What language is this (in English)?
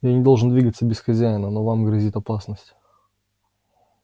Russian